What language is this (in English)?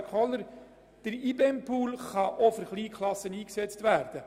Swiss German